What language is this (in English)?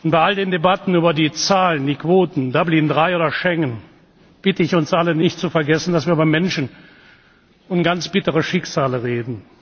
German